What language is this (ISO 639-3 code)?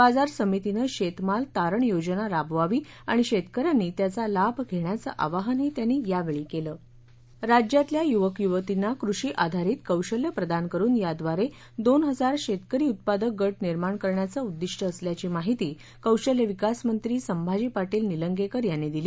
mar